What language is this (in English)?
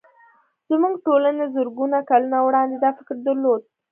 Pashto